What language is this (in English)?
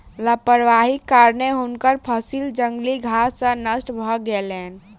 Maithili